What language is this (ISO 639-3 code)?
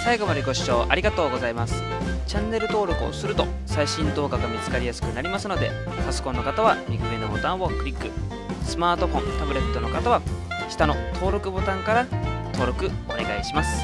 jpn